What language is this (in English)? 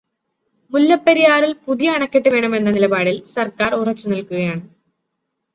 Malayalam